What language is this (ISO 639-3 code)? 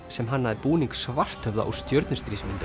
isl